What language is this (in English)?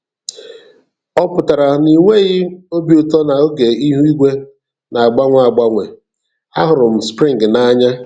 Igbo